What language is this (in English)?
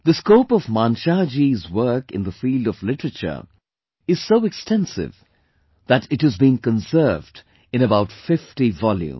English